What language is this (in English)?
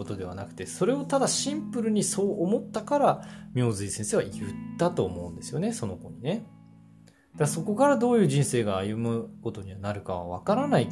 Japanese